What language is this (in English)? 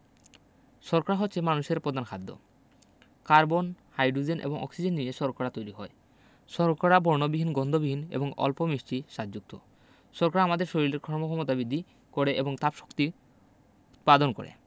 Bangla